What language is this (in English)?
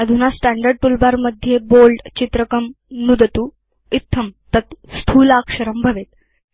Sanskrit